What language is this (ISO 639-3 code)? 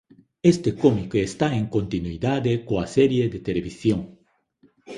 glg